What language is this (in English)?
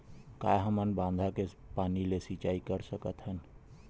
Chhattisgarhi